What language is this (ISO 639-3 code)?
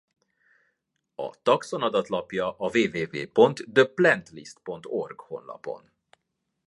hun